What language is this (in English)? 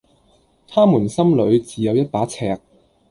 Cantonese